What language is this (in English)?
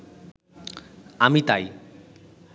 Bangla